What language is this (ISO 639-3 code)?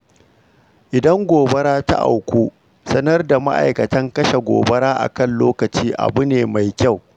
hau